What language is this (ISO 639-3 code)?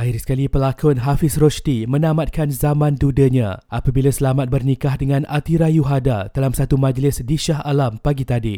msa